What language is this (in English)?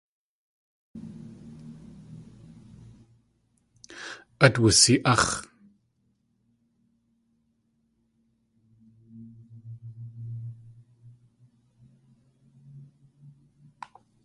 Tlingit